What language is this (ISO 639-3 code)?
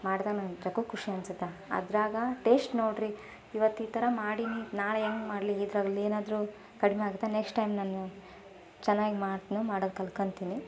kan